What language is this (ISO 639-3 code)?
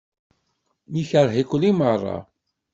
kab